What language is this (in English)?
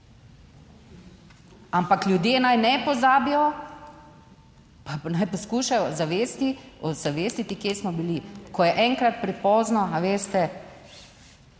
Slovenian